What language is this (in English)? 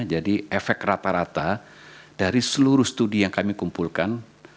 Indonesian